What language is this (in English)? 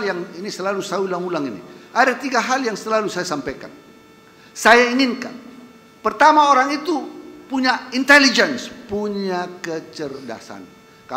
Indonesian